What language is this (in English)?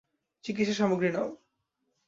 Bangla